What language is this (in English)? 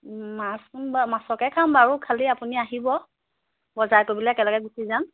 Assamese